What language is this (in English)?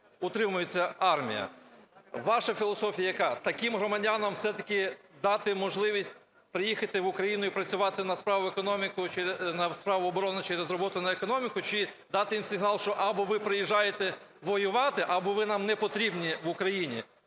Ukrainian